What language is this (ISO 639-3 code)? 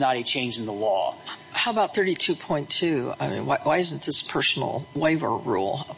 eng